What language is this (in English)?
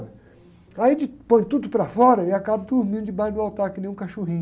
Portuguese